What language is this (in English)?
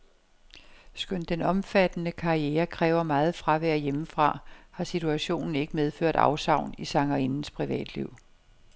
Danish